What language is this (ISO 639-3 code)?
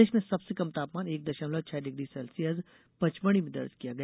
hin